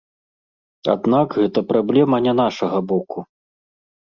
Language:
Belarusian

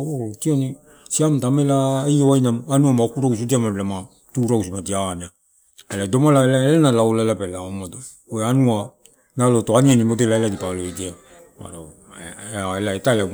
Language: Torau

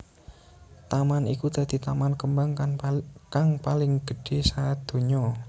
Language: Javanese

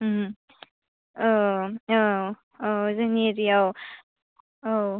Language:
Bodo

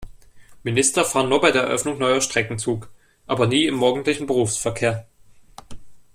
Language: German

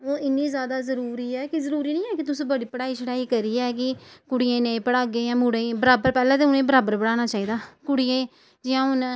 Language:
Dogri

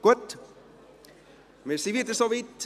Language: Swiss German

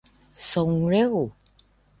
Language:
Thai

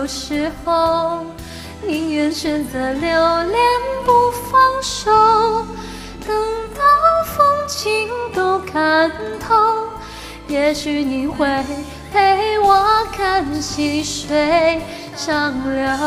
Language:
Chinese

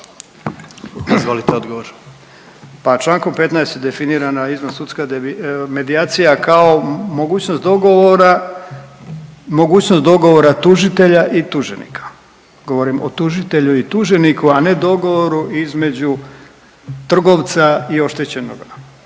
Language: Croatian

